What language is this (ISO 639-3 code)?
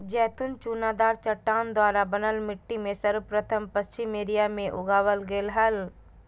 mag